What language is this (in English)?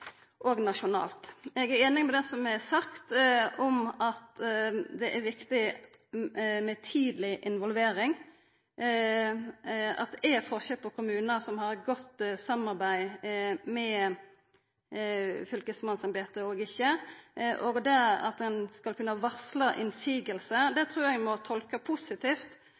Norwegian Nynorsk